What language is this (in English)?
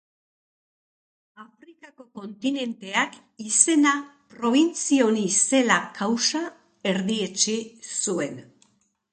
Basque